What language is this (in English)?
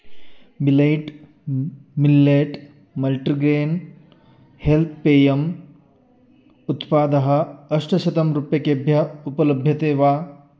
Sanskrit